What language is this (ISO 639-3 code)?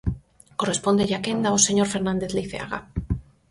glg